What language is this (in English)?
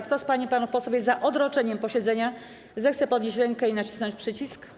Polish